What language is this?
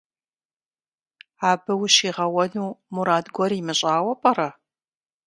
Kabardian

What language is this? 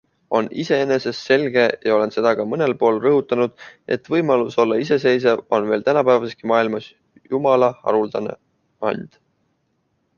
Estonian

